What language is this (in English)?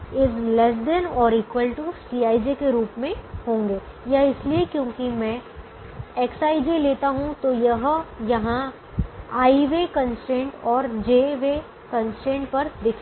Hindi